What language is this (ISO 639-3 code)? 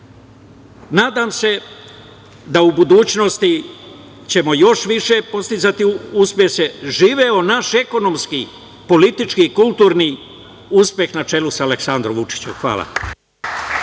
srp